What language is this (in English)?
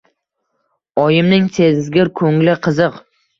Uzbek